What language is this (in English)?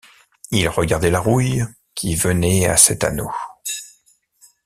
French